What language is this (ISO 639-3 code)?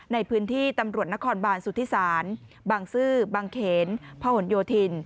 tha